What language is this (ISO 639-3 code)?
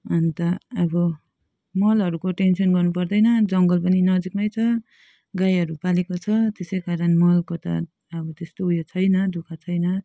nep